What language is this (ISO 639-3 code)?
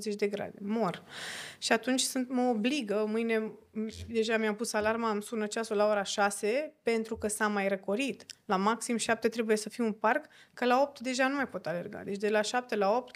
ron